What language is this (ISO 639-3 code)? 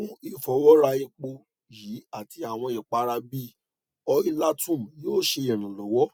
yor